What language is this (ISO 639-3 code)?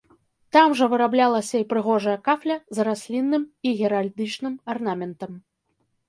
bel